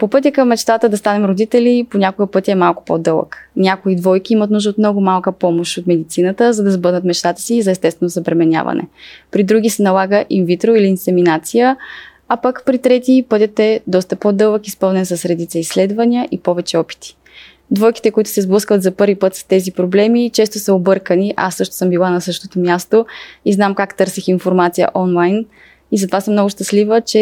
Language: Bulgarian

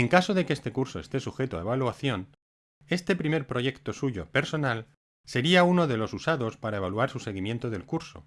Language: Spanish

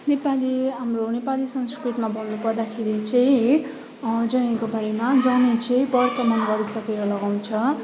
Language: Nepali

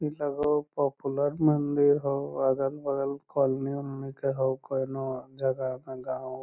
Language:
Magahi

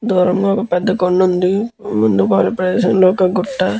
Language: Telugu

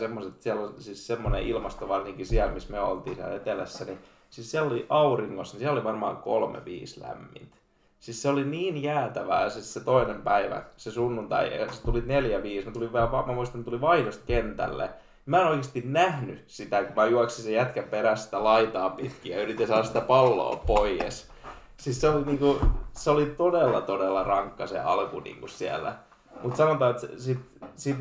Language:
Finnish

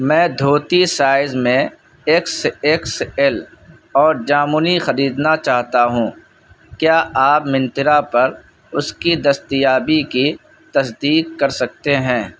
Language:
Urdu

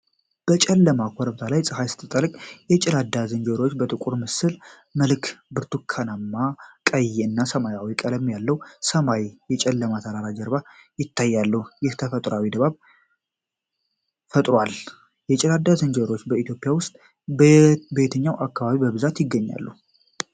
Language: Amharic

